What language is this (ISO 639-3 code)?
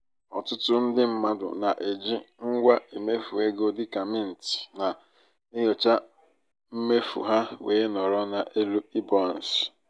ibo